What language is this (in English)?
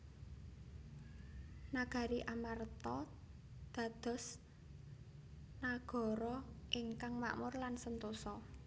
Javanese